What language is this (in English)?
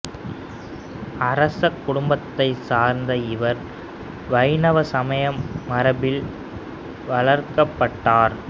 Tamil